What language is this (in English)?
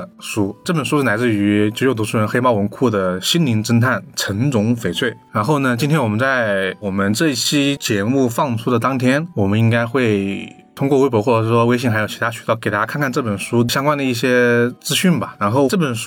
Chinese